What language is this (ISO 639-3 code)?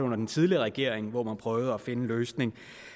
dan